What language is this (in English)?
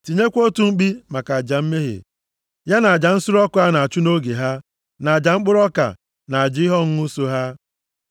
Igbo